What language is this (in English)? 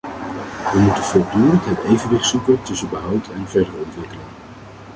Dutch